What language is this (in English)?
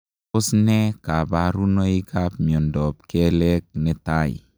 Kalenjin